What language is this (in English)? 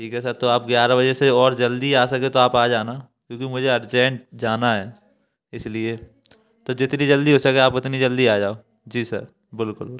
Hindi